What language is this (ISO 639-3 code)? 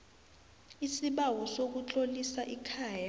nbl